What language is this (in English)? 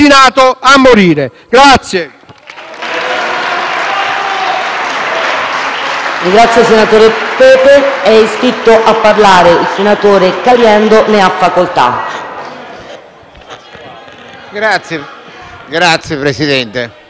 Italian